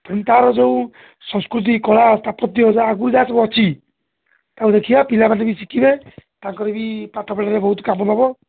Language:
Odia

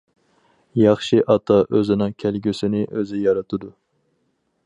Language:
Uyghur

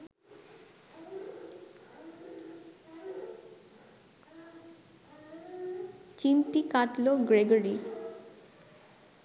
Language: Bangla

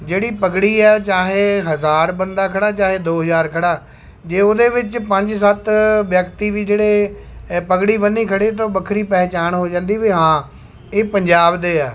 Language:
Punjabi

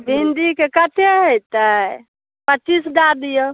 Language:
Maithili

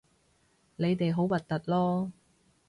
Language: Cantonese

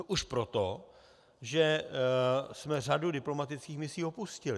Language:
Czech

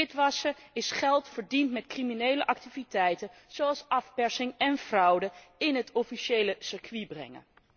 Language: Dutch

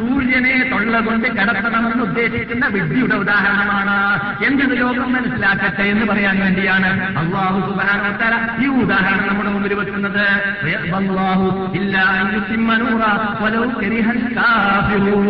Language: Malayalam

